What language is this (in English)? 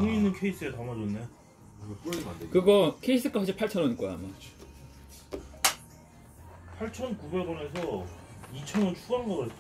Korean